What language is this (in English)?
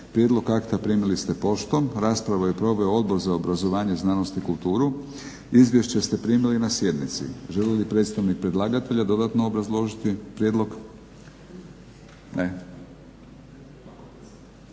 Croatian